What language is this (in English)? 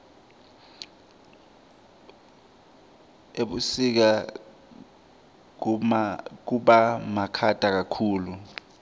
Swati